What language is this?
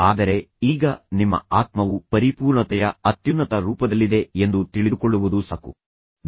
Kannada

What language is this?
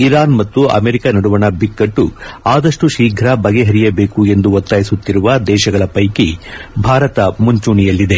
Kannada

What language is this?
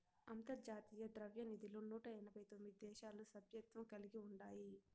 Telugu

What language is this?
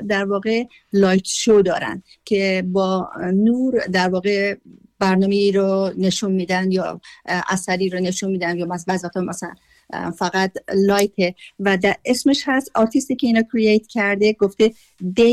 Persian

